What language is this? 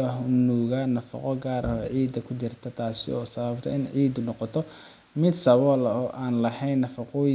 Somali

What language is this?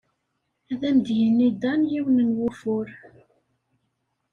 Kabyle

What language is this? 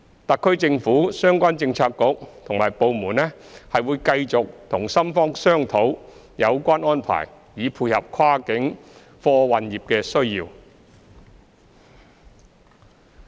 Cantonese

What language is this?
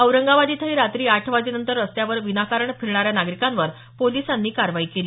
Marathi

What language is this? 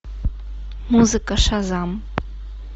Russian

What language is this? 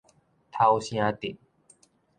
Min Nan Chinese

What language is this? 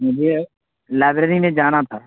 Urdu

